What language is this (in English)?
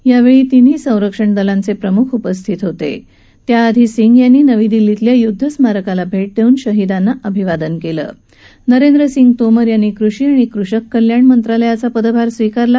Marathi